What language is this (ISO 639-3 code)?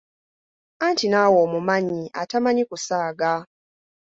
lug